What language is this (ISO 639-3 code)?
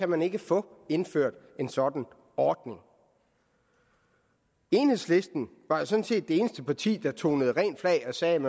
dan